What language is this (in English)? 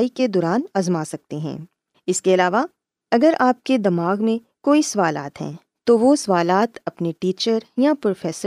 Urdu